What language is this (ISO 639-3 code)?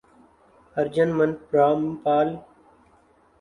urd